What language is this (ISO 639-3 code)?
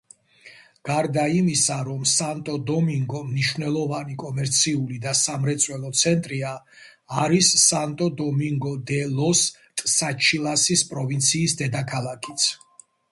kat